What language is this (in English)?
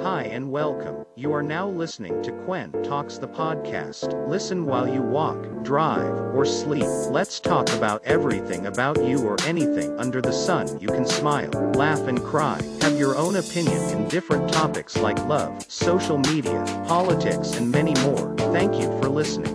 Filipino